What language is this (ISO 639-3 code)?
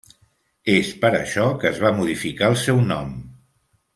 cat